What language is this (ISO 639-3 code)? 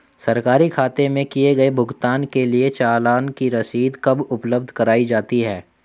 hin